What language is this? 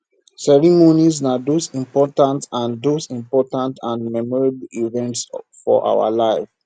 Nigerian Pidgin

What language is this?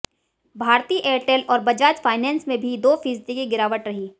Hindi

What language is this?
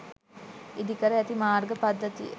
Sinhala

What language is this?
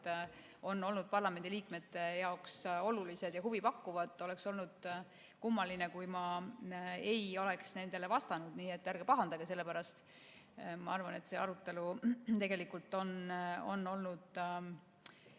Estonian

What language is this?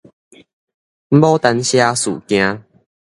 Min Nan Chinese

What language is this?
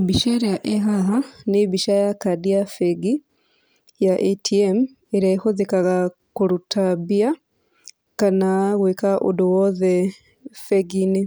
Kikuyu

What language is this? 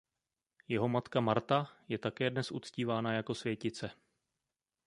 Czech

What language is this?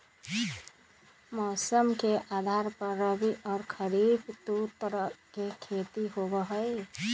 Magahi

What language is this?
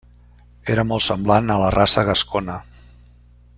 Catalan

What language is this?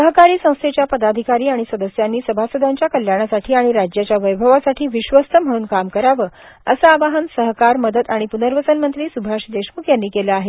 Marathi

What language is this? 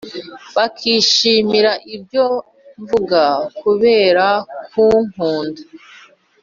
Kinyarwanda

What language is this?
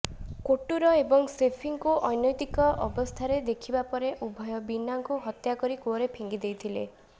Odia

